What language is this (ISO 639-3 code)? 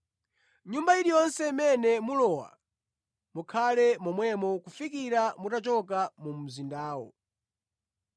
nya